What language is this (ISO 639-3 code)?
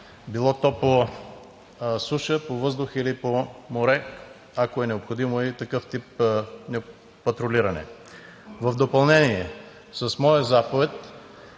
bul